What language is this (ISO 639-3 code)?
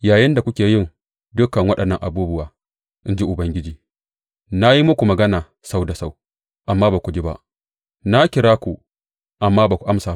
hau